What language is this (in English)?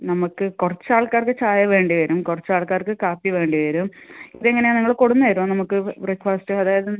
Malayalam